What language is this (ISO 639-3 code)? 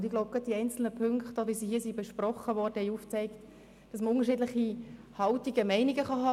gsw